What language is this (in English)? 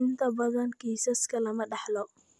Somali